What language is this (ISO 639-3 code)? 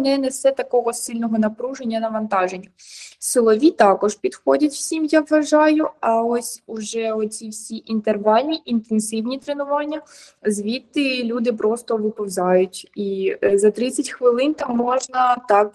ukr